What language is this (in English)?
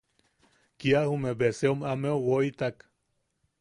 Yaqui